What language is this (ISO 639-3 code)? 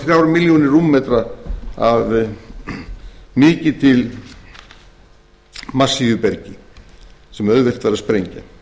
isl